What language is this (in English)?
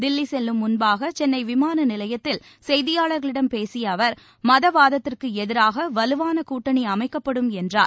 Tamil